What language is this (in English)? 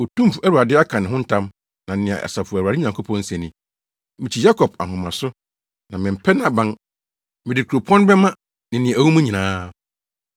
Akan